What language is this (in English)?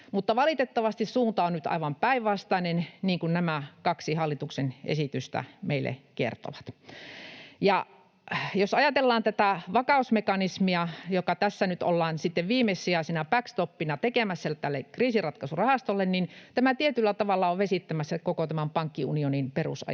Finnish